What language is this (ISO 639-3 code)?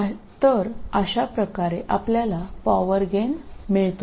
mar